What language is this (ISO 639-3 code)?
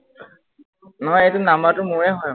asm